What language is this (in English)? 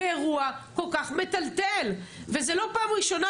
Hebrew